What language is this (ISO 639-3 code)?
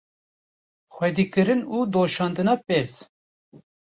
kur